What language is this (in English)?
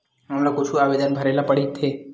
Chhattisgarhi